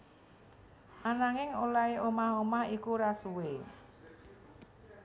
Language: Javanese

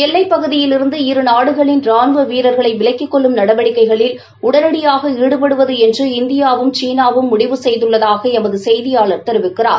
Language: Tamil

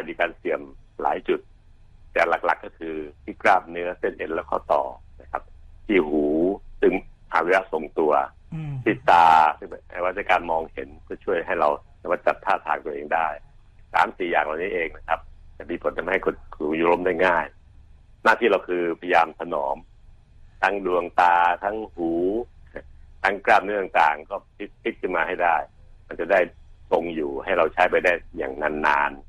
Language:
Thai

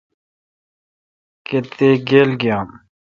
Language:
Kalkoti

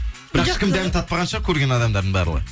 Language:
Kazakh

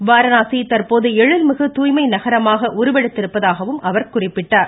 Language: Tamil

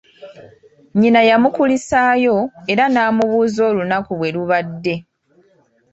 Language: Ganda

